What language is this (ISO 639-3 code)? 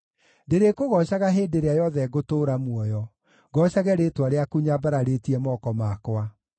kik